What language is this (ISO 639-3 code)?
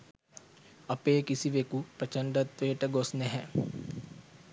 sin